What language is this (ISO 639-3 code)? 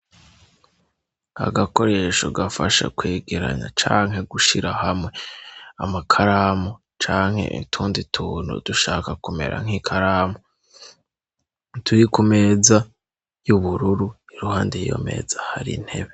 run